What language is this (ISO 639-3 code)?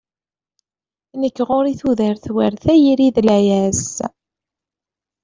kab